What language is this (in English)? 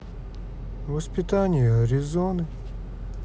Russian